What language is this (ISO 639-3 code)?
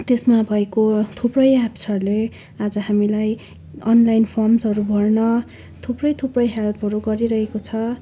nep